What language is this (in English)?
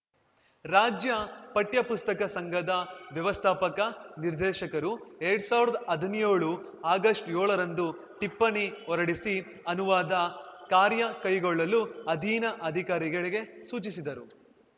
Kannada